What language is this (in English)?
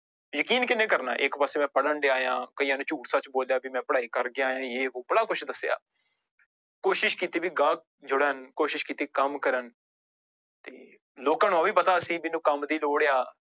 Punjabi